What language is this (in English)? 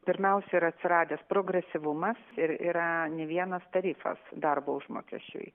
Lithuanian